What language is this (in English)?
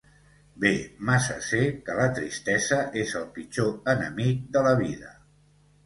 Catalan